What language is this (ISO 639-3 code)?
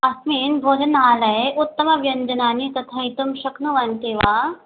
san